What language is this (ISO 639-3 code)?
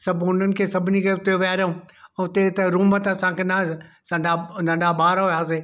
snd